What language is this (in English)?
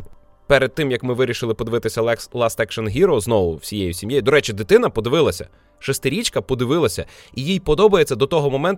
Ukrainian